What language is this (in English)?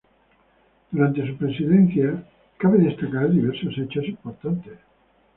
Spanish